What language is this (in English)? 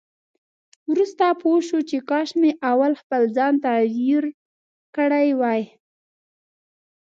Pashto